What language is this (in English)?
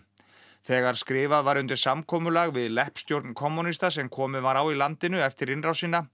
Icelandic